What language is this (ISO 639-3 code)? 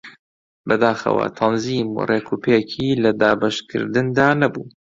ckb